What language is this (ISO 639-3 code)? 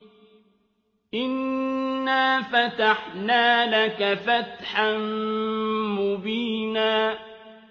ara